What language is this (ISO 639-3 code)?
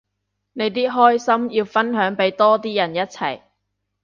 yue